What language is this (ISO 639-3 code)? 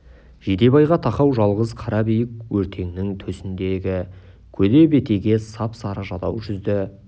kaz